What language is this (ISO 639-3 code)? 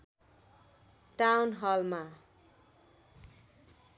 nep